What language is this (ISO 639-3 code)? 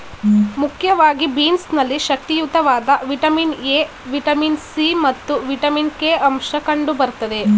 kan